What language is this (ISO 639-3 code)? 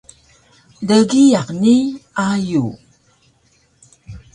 trv